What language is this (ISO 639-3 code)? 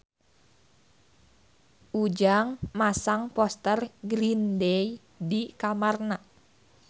sun